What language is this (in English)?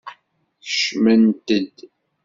Kabyle